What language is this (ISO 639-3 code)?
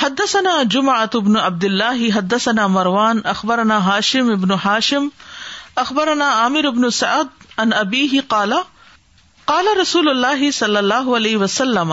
urd